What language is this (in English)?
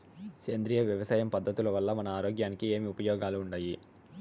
Telugu